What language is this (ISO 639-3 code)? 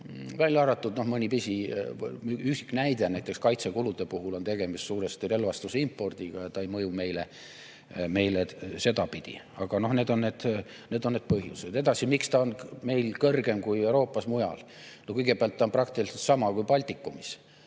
est